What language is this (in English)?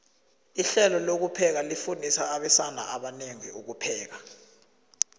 South Ndebele